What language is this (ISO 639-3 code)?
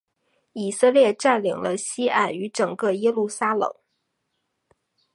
zho